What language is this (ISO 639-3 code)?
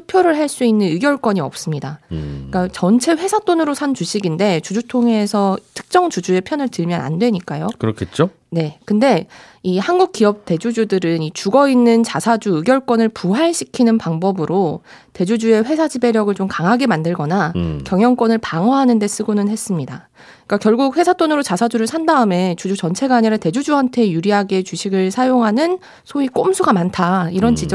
kor